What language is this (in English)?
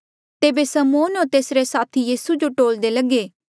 Mandeali